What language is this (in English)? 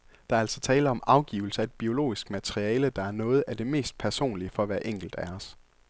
Danish